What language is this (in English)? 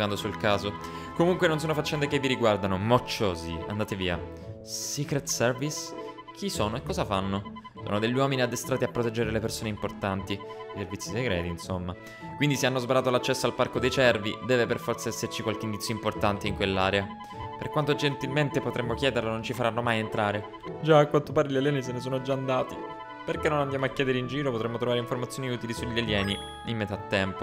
Italian